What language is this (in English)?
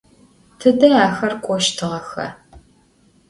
Adyghe